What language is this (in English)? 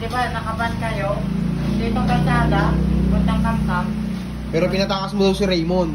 Filipino